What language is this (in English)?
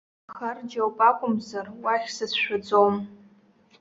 Abkhazian